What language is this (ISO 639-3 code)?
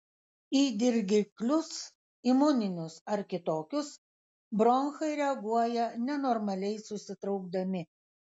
lit